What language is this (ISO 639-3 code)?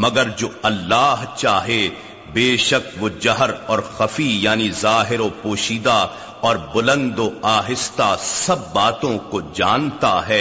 urd